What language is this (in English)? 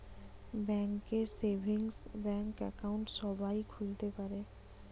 Bangla